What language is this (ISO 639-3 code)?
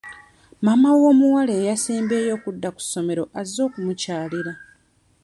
lug